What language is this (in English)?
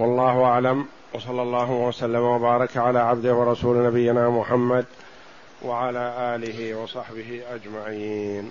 Arabic